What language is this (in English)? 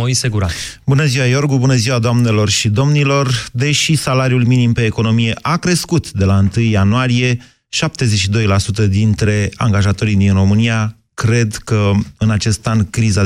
Romanian